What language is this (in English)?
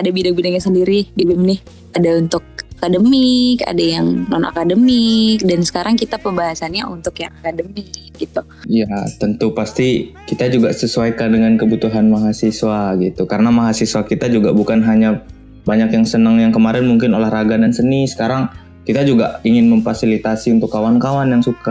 Indonesian